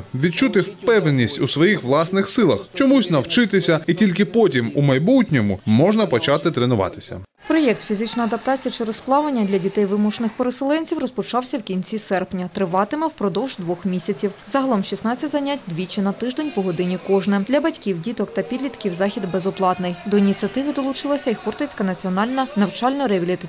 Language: Ukrainian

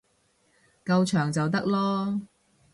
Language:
Cantonese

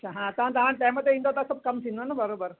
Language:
Sindhi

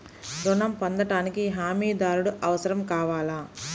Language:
Telugu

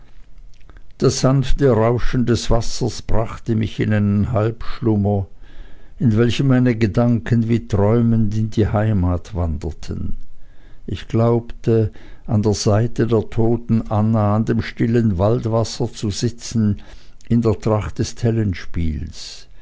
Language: German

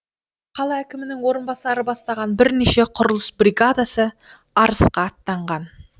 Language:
Kazakh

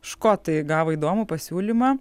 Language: Lithuanian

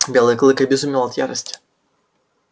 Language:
Russian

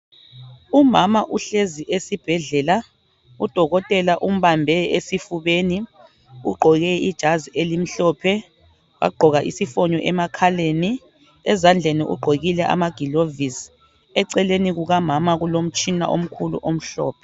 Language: North Ndebele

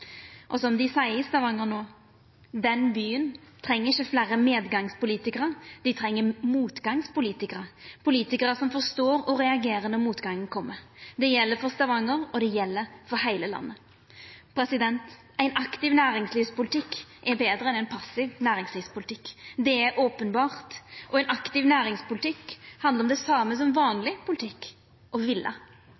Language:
Norwegian Nynorsk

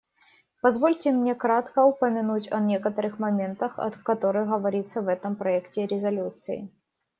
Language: Russian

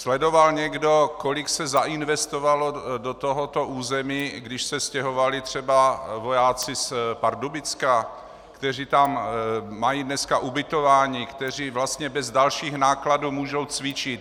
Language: Czech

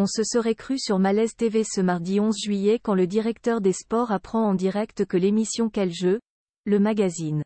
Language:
French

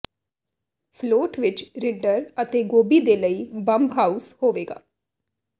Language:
Punjabi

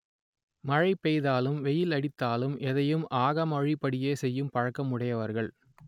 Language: Tamil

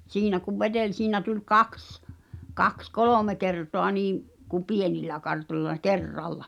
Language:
Finnish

